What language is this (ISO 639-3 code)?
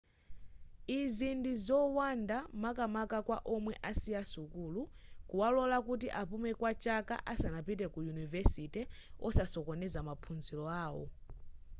nya